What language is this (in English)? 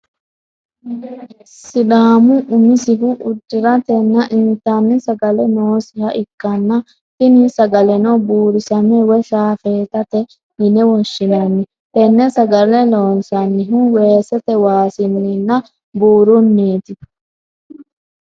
Sidamo